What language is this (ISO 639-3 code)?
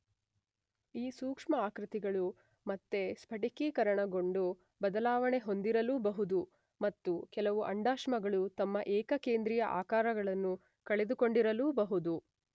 kan